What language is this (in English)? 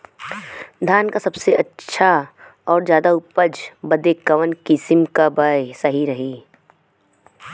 Bhojpuri